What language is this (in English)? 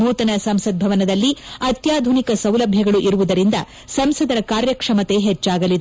Kannada